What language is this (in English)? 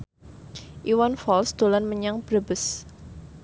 Javanese